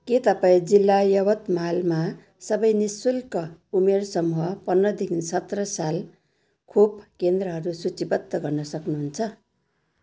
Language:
Nepali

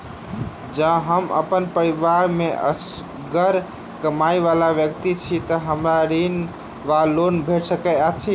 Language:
Maithili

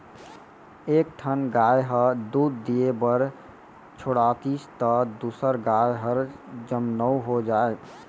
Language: Chhattisgarhi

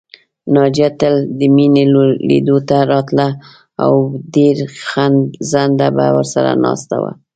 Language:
Pashto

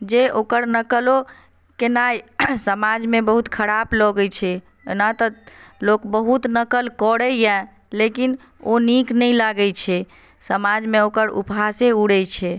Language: Maithili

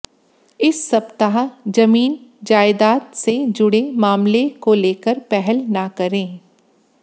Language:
Hindi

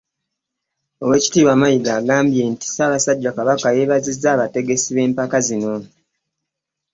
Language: Ganda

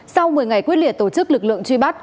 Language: Vietnamese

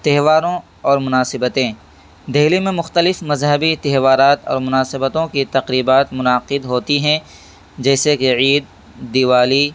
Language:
Urdu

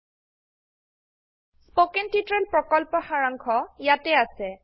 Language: Assamese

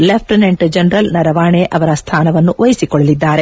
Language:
Kannada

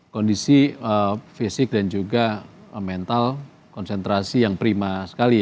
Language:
Indonesian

